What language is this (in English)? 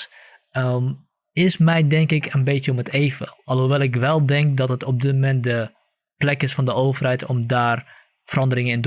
Dutch